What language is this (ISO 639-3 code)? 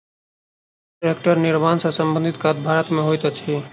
mai